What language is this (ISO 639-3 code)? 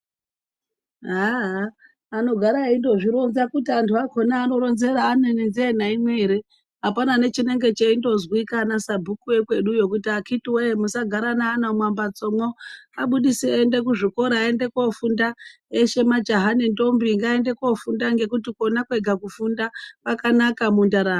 ndc